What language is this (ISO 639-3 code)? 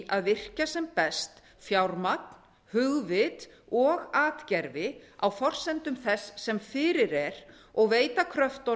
isl